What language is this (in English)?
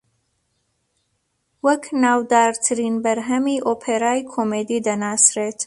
Central Kurdish